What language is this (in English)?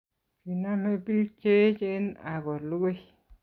Kalenjin